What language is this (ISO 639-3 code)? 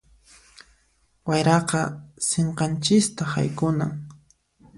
qxp